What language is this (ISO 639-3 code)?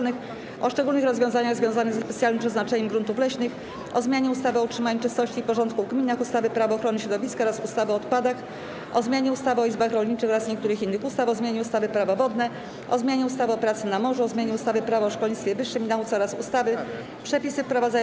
pol